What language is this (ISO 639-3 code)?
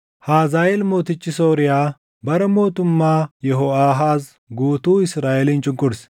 orm